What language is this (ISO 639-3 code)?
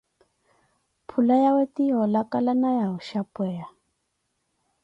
eko